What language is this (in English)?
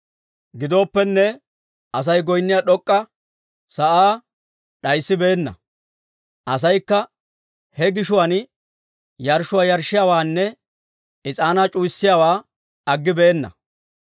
Dawro